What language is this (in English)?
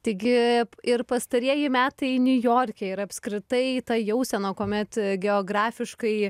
Lithuanian